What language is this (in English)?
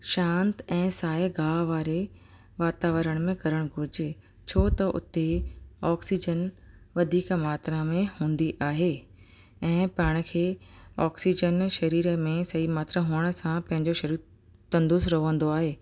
Sindhi